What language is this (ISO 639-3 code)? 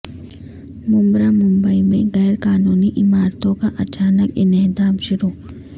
urd